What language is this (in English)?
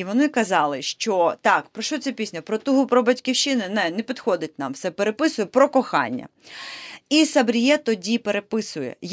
Ukrainian